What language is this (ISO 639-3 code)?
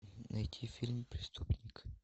rus